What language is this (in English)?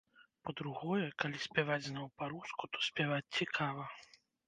Belarusian